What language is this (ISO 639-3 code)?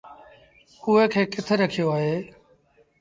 sbn